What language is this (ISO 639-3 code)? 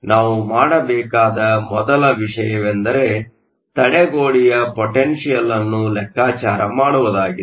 kan